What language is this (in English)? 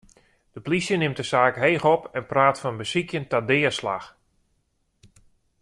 Western Frisian